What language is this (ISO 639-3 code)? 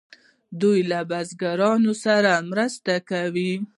pus